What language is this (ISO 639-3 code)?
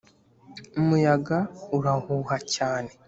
kin